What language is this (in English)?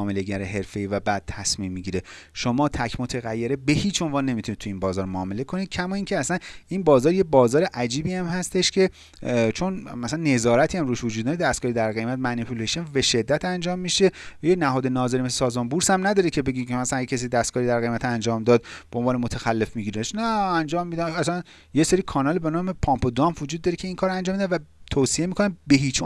Persian